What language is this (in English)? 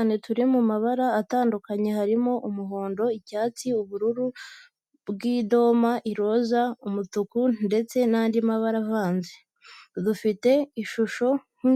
Kinyarwanda